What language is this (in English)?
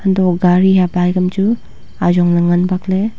Wancho Naga